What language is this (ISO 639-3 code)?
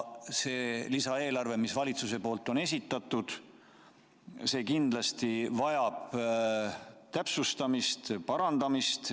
est